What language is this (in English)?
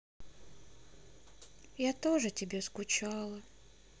Russian